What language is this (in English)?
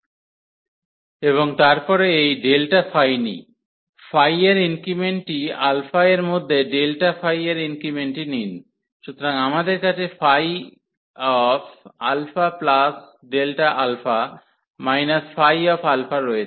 Bangla